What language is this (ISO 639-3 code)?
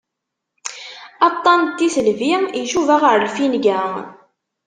kab